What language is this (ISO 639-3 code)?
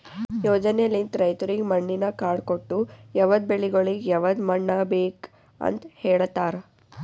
kan